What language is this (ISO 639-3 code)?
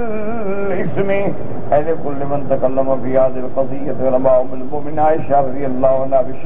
ara